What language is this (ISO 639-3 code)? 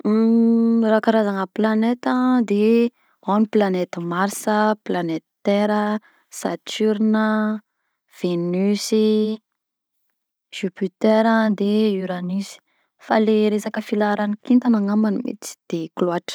bzc